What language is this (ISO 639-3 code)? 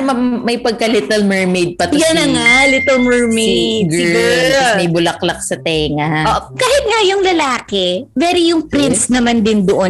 fil